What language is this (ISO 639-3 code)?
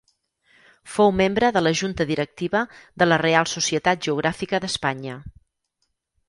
cat